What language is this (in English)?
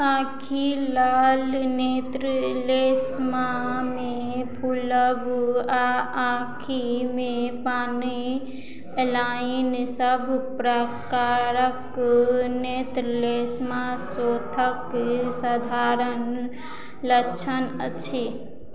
Maithili